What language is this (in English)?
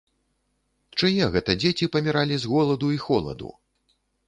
Belarusian